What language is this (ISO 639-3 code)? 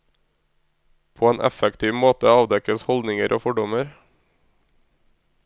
nor